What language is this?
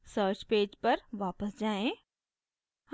Hindi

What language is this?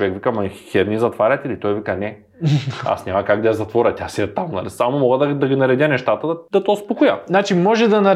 Bulgarian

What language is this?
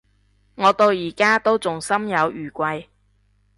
Cantonese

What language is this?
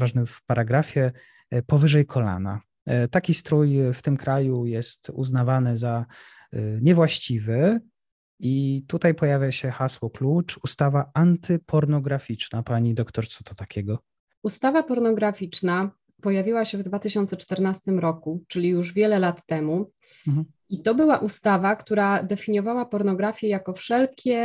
Polish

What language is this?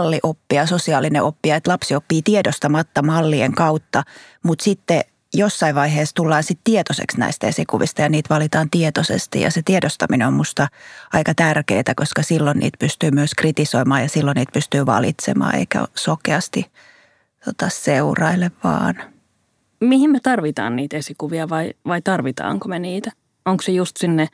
Finnish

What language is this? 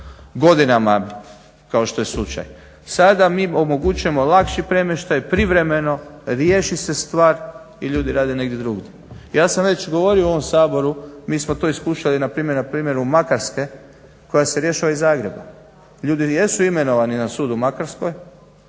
Croatian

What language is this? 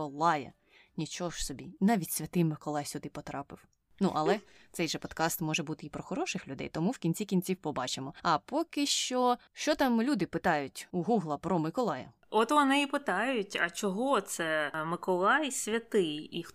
Ukrainian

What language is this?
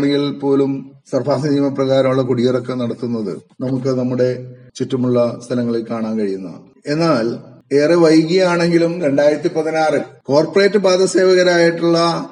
Malayalam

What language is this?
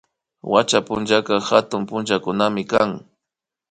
Imbabura Highland Quichua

